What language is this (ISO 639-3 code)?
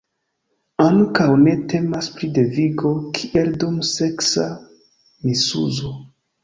epo